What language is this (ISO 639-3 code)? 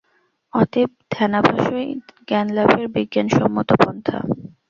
ben